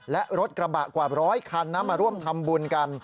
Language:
Thai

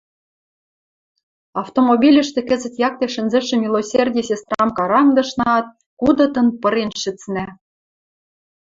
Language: Western Mari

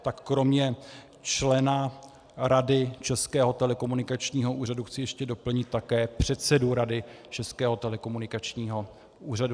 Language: Czech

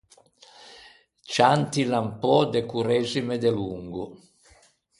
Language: Ligurian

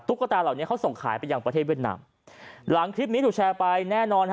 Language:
Thai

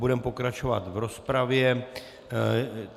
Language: Czech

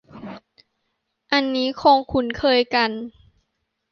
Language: Thai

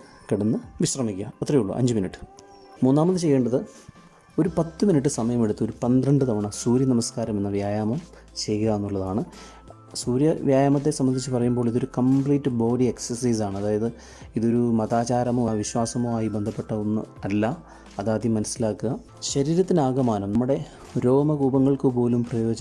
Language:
Malayalam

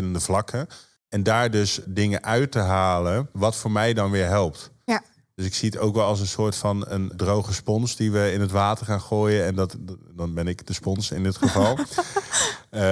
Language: Dutch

